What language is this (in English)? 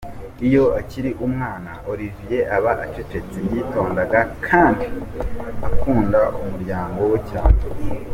Kinyarwanda